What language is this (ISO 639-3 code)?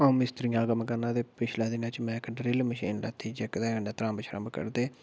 doi